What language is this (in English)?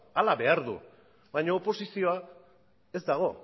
Basque